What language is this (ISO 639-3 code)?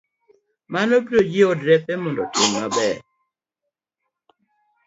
luo